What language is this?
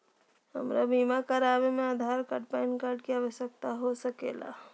Magahi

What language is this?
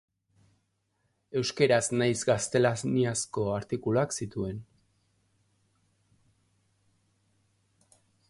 Basque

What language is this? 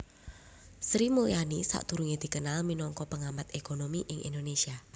Javanese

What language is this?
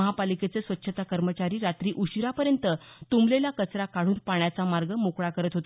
Marathi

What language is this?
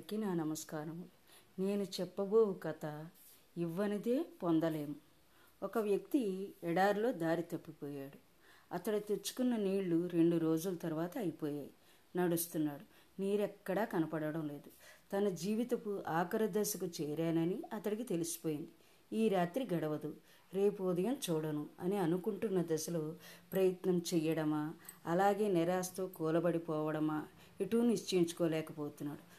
Telugu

